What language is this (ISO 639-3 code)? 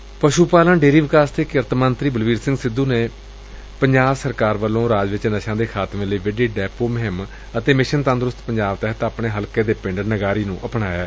pan